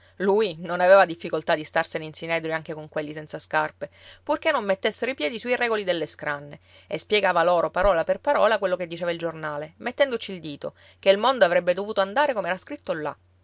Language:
Italian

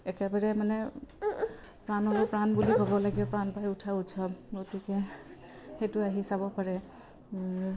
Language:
Assamese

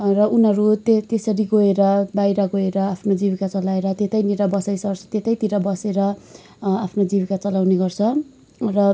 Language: Nepali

